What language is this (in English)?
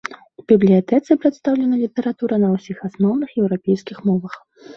Belarusian